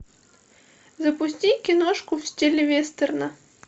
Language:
Russian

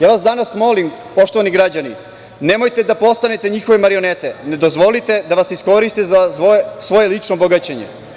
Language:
Serbian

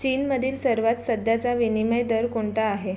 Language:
Marathi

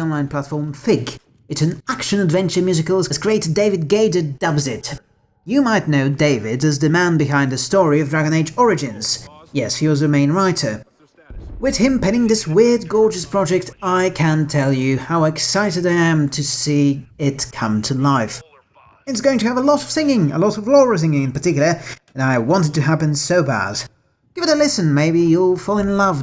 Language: English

